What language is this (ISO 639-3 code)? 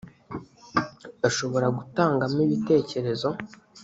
kin